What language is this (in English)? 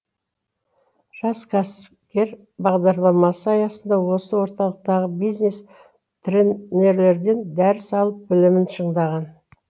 Kazakh